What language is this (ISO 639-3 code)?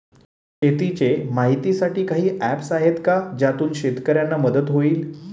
mar